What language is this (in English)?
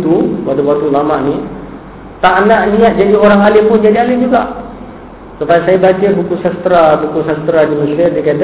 Malay